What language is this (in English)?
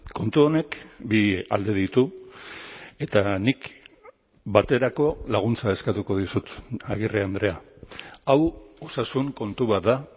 Basque